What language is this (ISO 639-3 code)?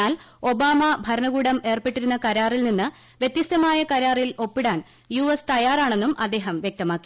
mal